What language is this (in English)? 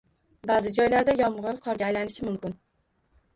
Uzbek